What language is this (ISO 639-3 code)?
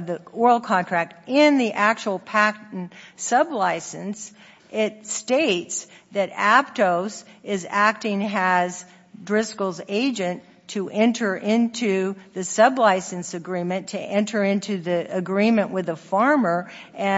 eng